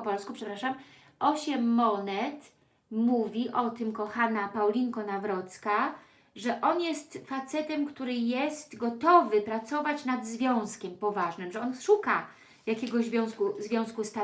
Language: Polish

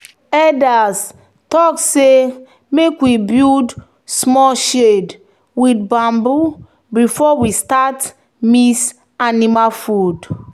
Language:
Nigerian Pidgin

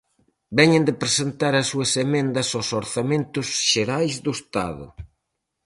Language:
Galician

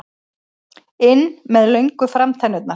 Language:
Icelandic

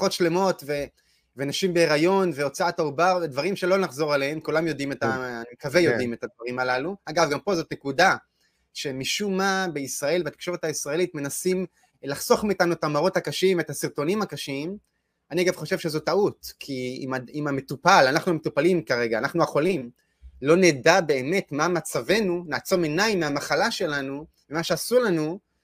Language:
Hebrew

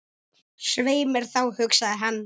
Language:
Icelandic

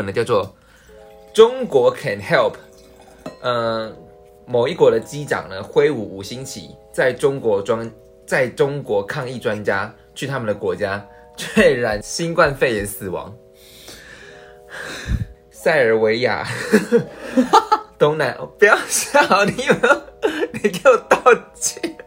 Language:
Chinese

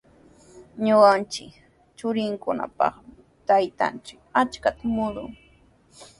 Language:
Sihuas Ancash Quechua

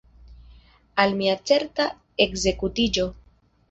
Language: Esperanto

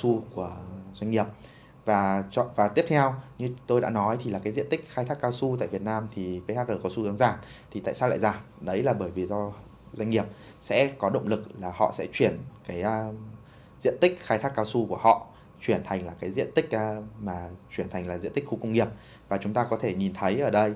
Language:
Vietnamese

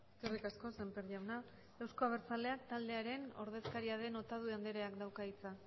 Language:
Basque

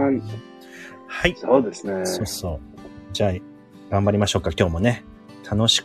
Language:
Japanese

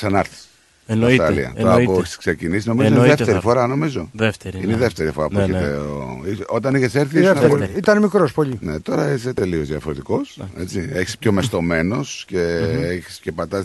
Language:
Greek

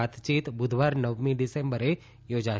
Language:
Gujarati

